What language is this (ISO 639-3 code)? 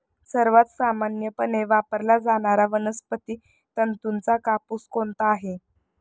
mar